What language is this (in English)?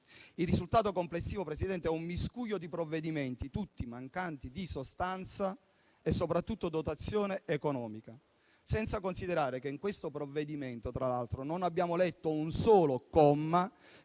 Italian